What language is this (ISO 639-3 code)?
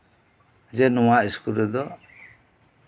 sat